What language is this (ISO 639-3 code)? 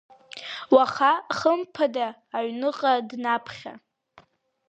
abk